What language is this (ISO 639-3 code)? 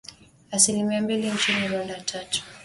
swa